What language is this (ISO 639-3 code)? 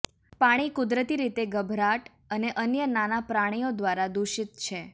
guj